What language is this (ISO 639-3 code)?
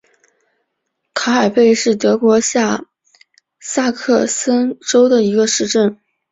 zho